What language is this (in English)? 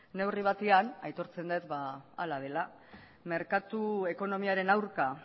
Basque